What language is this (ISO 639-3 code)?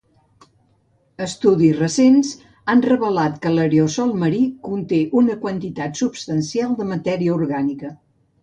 cat